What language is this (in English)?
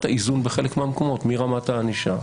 Hebrew